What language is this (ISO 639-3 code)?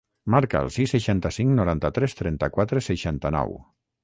cat